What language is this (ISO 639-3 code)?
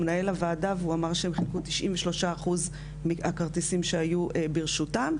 heb